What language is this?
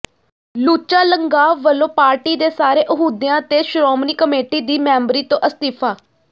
Punjabi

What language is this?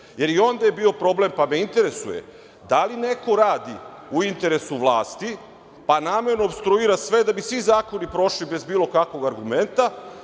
Serbian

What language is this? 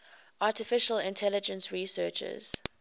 English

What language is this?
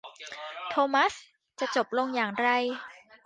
Thai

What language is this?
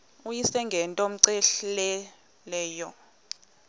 Xhosa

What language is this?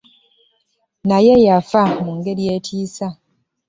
Ganda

